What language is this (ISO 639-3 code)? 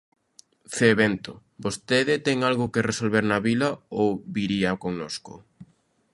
glg